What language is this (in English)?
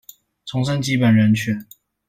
Chinese